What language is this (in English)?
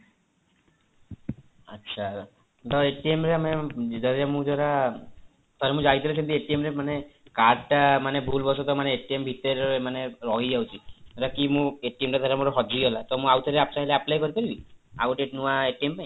Odia